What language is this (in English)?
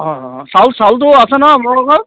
Assamese